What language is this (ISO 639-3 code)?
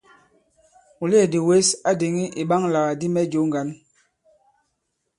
abb